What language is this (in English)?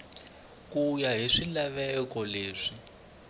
Tsonga